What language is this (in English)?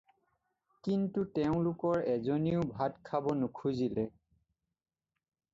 Assamese